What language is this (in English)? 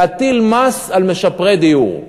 Hebrew